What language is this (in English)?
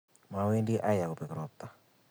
Kalenjin